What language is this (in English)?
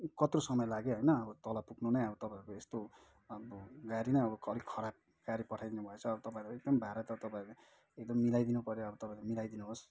Nepali